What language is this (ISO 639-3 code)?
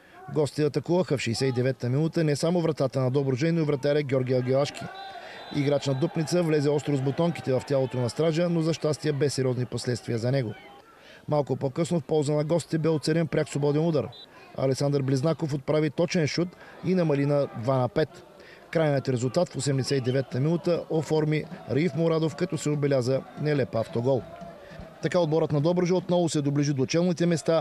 bul